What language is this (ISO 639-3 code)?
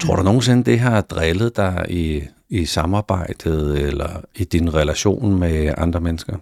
dan